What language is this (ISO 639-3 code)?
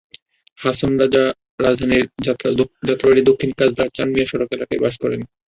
ben